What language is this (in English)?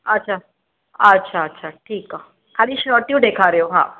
Sindhi